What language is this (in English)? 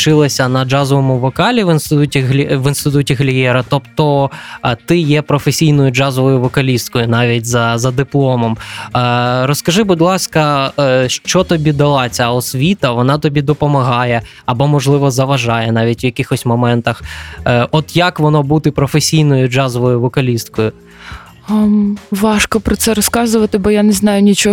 Ukrainian